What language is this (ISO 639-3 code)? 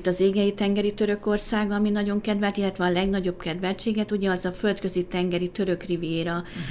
hun